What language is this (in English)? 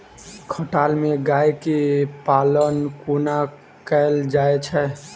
Maithili